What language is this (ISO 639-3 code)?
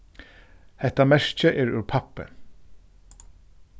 fao